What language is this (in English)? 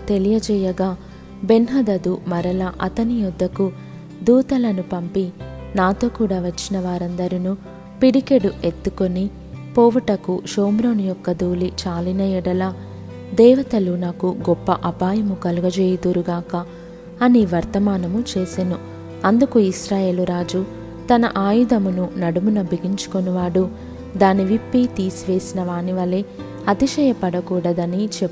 Telugu